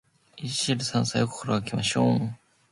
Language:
Japanese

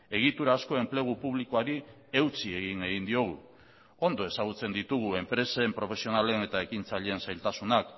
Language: Basque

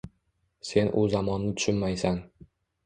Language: Uzbek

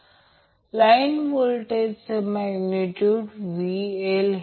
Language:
Marathi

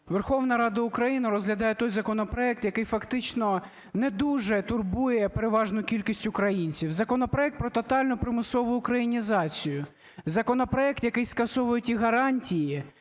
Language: Ukrainian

